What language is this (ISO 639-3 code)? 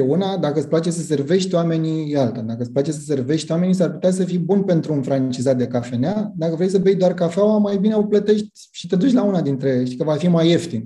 ron